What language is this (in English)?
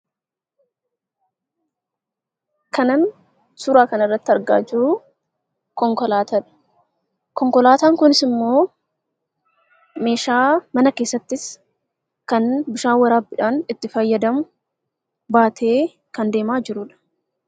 Oromo